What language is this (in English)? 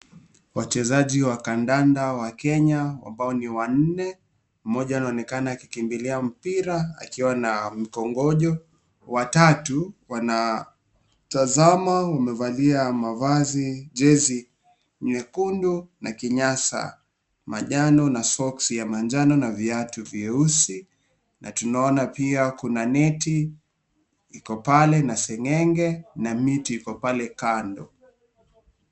Swahili